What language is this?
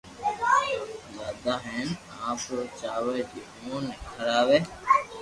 Loarki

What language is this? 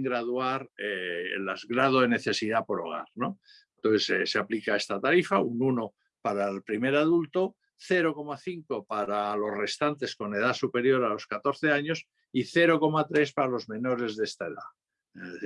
Spanish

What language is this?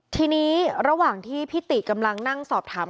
Thai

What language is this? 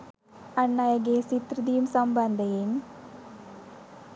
Sinhala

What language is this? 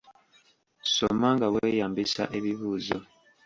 Ganda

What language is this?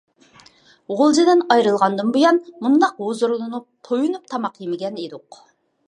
Uyghur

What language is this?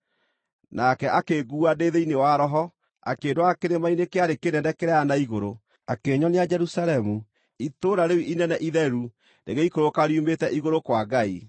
Kikuyu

